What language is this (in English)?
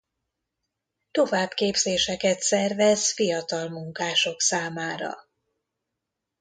Hungarian